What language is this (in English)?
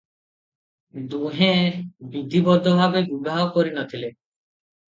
Odia